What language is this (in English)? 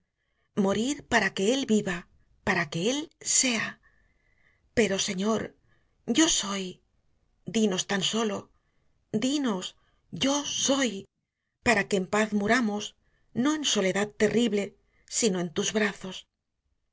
Spanish